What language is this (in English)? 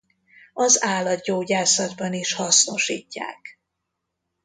Hungarian